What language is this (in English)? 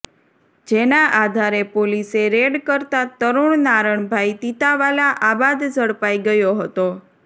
Gujarati